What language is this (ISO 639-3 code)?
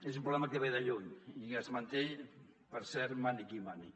cat